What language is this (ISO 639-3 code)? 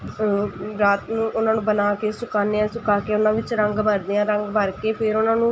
pan